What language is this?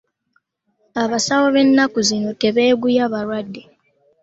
Ganda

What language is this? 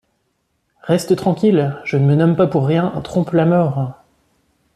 French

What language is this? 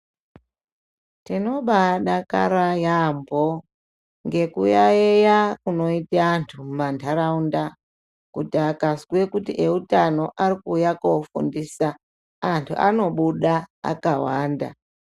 Ndau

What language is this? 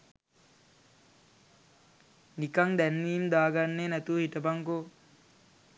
Sinhala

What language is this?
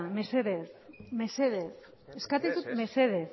Basque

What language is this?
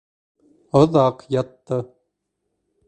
Bashkir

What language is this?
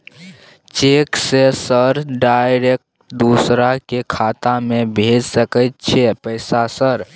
Maithili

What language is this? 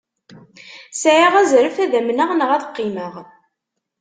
Kabyle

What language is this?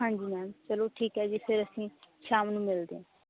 Punjabi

